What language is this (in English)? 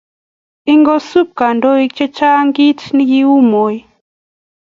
Kalenjin